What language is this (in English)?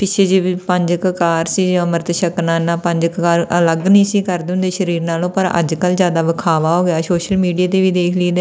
Punjabi